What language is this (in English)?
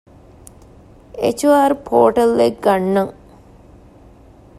Divehi